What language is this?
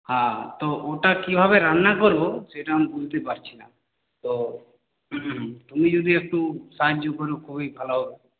Bangla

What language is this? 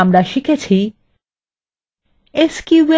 Bangla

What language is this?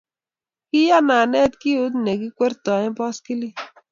Kalenjin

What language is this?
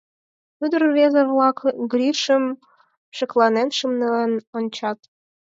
Mari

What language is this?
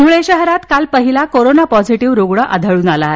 Marathi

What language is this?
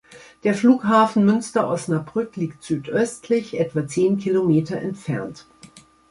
German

